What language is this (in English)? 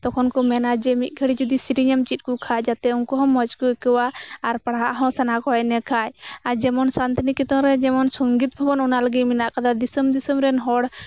Santali